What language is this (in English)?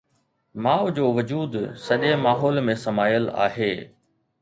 Sindhi